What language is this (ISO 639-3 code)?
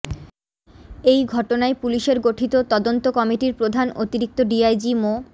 ben